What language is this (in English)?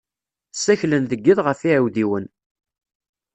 Kabyle